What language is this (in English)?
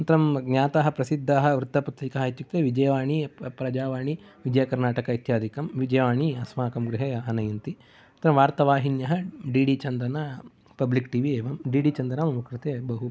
Sanskrit